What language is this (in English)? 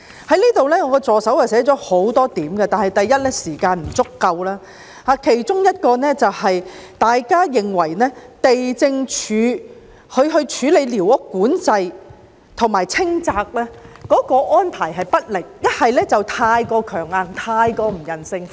Cantonese